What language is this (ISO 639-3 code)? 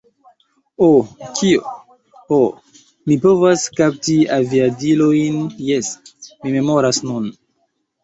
epo